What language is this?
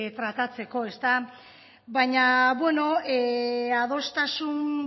Basque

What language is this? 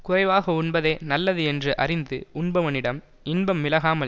Tamil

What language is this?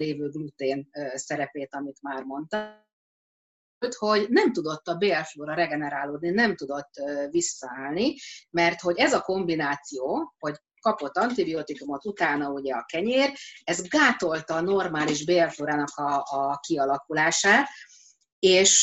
Hungarian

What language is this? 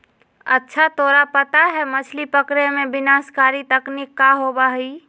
Magahi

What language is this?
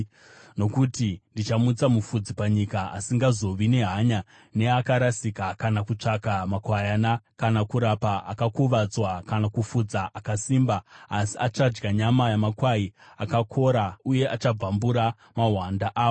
Shona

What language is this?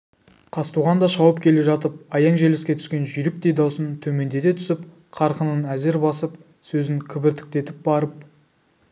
Kazakh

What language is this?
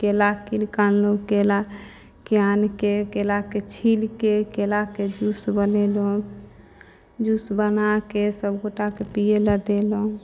Maithili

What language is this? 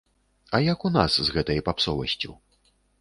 Belarusian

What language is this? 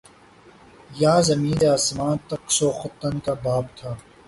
Urdu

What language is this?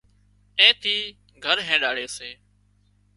Wadiyara Koli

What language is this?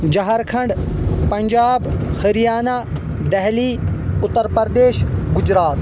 Kashmiri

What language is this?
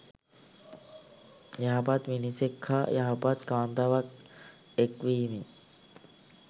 Sinhala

